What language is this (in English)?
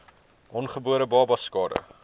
Afrikaans